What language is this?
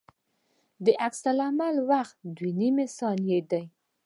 Pashto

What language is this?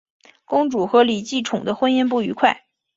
Chinese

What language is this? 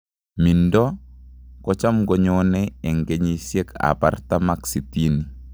Kalenjin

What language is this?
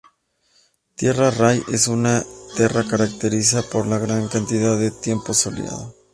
Spanish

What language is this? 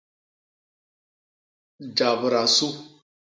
Basaa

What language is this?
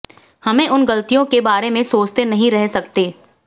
Hindi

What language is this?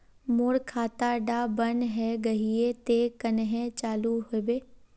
Magahi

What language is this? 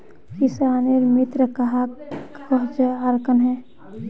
Magahi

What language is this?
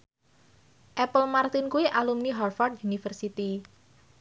Javanese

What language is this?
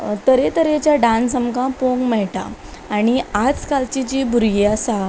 Konkani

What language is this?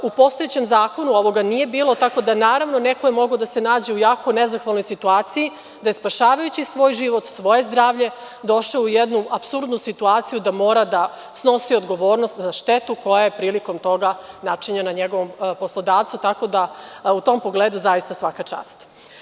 Serbian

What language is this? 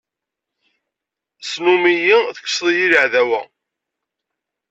Kabyle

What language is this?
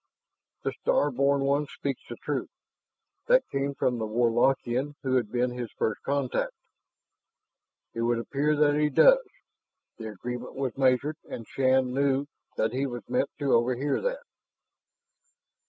English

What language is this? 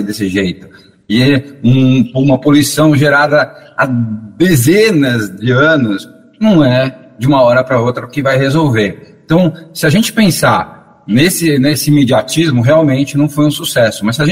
Portuguese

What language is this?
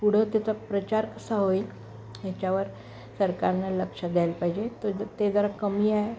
Marathi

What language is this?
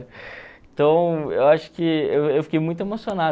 Portuguese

